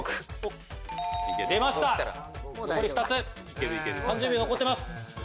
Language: Japanese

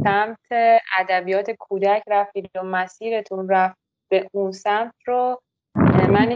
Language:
Persian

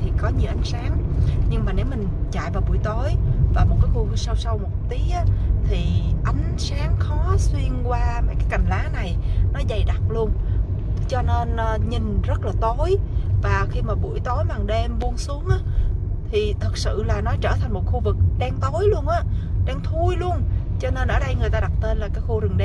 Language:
Vietnamese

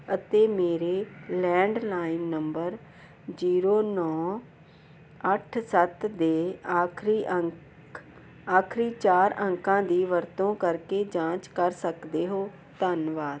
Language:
Punjabi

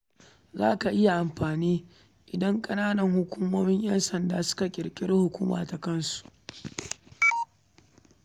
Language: Hausa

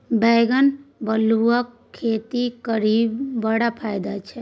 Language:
Maithili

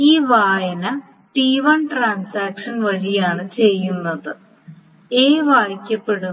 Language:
Malayalam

